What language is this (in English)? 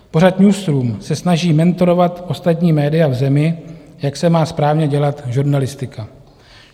Czech